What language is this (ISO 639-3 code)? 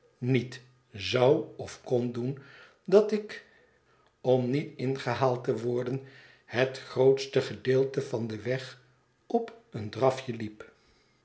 nld